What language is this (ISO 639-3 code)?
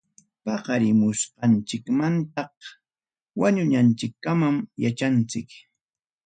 quy